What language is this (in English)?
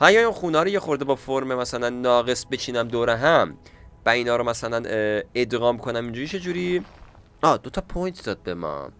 Persian